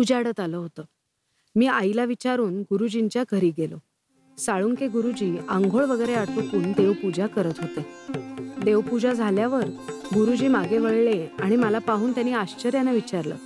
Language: Marathi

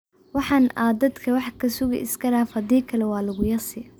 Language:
Somali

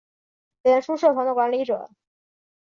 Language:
Chinese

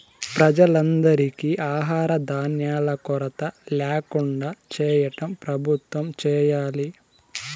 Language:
Telugu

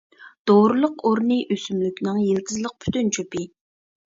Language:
Uyghur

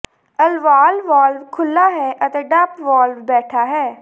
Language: Punjabi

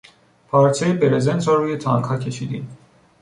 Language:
Persian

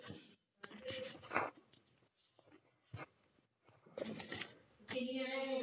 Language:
Punjabi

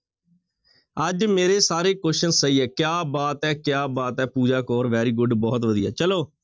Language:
Punjabi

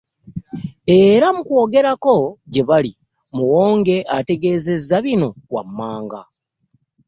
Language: Ganda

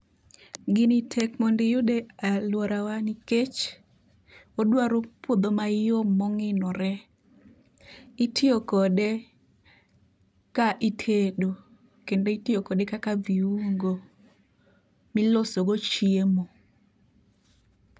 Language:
Luo (Kenya and Tanzania)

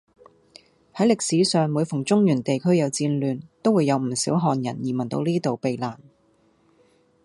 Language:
Cantonese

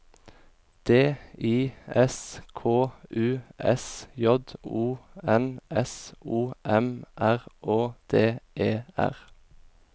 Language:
Norwegian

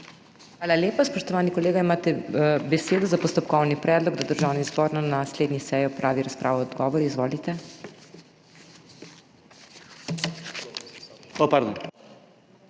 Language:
Slovenian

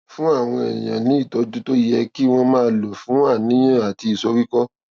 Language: Yoruba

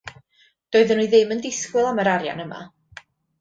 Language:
Welsh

